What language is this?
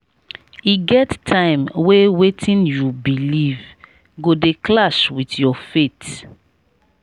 Nigerian Pidgin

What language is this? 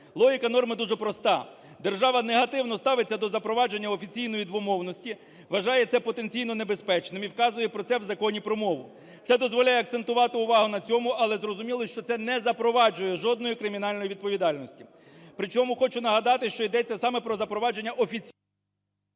Ukrainian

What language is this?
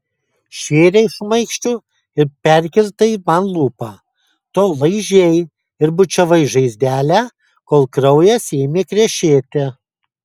Lithuanian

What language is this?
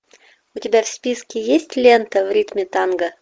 Russian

